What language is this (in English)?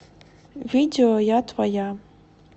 Russian